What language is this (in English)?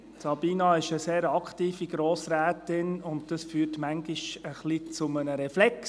Swiss German